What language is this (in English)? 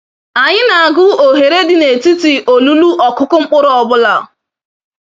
Igbo